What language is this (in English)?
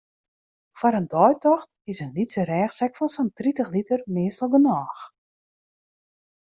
Western Frisian